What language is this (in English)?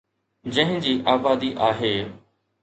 Sindhi